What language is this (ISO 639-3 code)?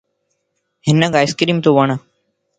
lss